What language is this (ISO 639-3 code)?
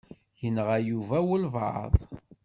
kab